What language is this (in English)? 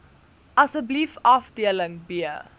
Afrikaans